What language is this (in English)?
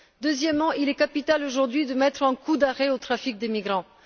French